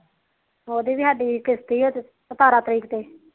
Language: Punjabi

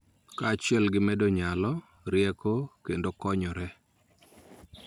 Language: Luo (Kenya and Tanzania)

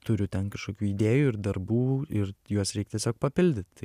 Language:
Lithuanian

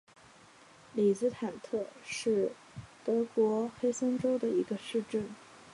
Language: Chinese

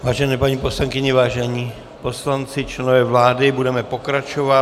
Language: Czech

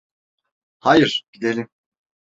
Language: Turkish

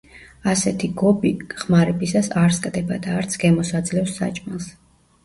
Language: Georgian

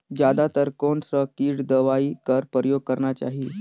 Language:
Chhattisgarhi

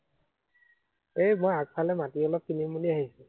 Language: Assamese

